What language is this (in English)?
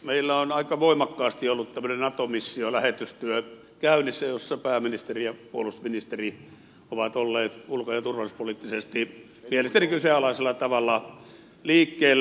Finnish